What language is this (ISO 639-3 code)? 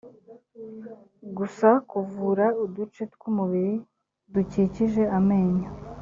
kin